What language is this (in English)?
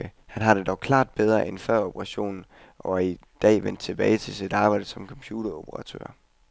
Danish